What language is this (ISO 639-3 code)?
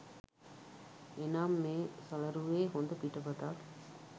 sin